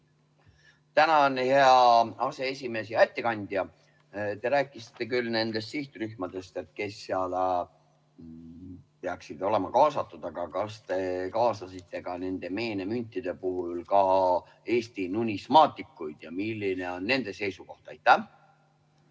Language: Estonian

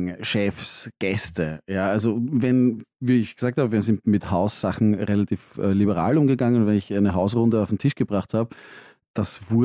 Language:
German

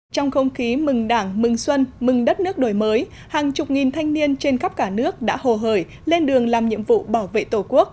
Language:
Vietnamese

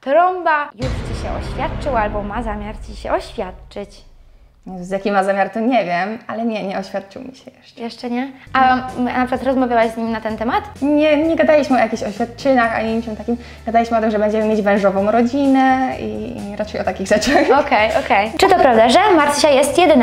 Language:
Polish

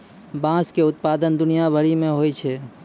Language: Maithili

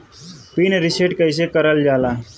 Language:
Bhojpuri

